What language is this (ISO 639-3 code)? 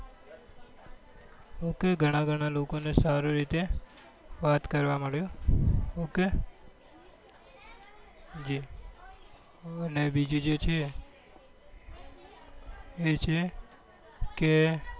guj